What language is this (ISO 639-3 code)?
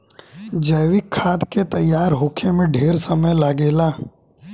bho